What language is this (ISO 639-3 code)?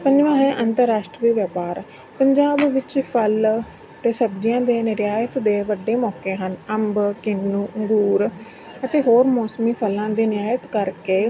pan